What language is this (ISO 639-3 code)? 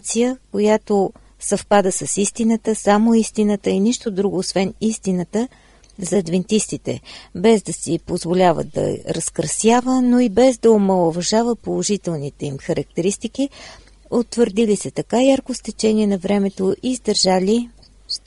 bul